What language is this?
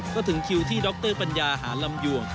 Thai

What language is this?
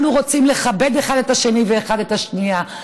Hebrew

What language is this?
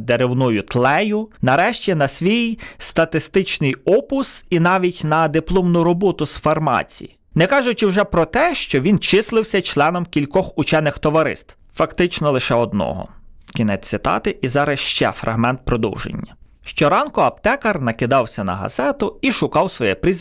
Ukrainian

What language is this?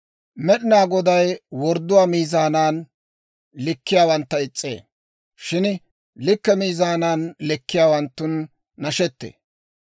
Dawro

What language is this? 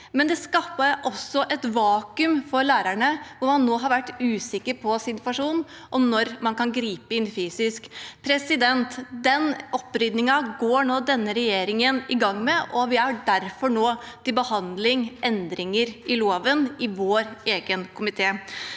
Norwegian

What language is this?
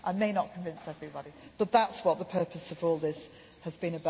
English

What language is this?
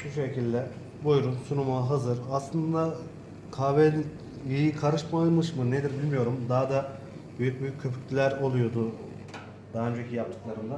Turkish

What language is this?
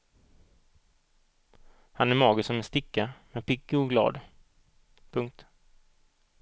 Swedish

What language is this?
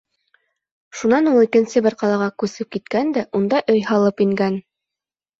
Bashkir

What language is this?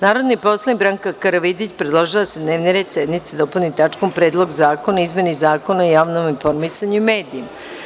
Serbian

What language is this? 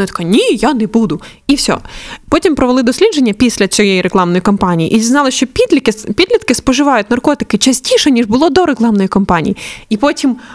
Ukrainian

